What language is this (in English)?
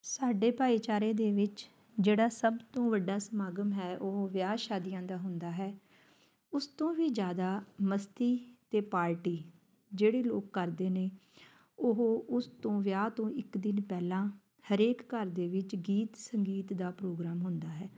Punjabi